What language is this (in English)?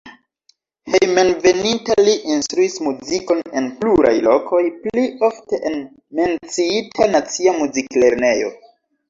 Esperanto